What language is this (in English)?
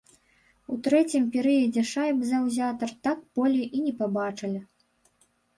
Belarusian